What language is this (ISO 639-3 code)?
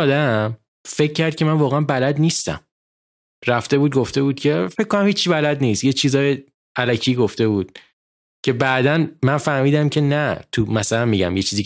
fas